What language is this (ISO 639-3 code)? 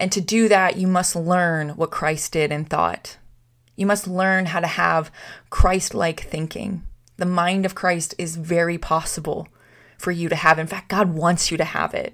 eng